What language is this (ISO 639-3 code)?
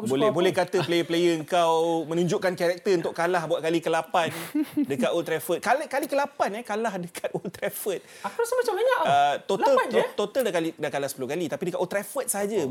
msa